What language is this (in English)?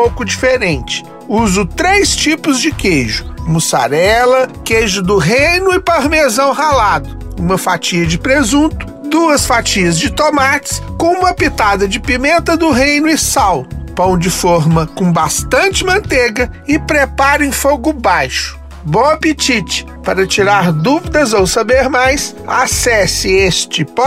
Portuguese